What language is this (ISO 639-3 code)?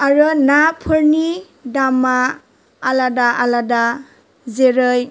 brx